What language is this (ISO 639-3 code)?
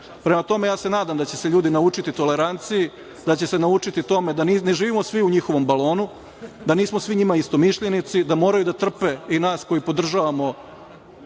srp